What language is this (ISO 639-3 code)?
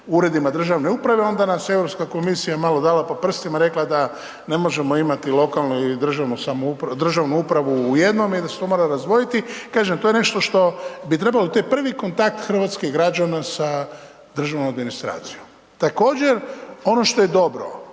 hrv